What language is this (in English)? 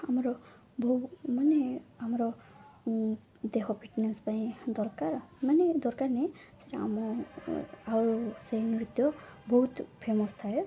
Odia